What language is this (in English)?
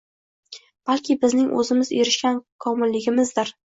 Uzbek